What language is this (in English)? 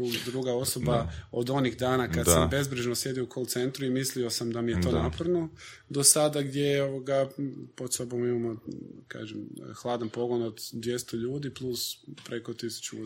Croatian